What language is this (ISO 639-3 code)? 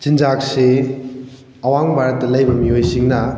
mni